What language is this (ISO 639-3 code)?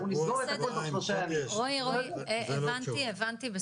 heb